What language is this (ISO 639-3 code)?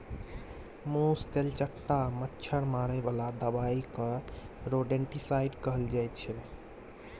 mai